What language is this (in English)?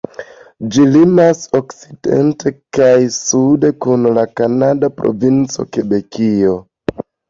Esperanto